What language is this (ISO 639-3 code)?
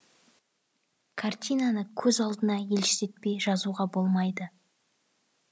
kaz